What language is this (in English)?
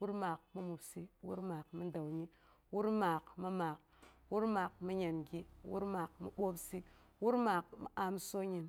Boghom